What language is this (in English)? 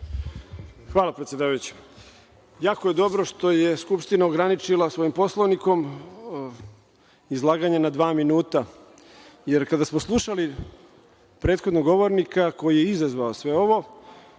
Serbian